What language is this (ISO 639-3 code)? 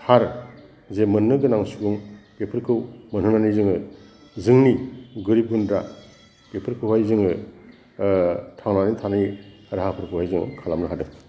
brx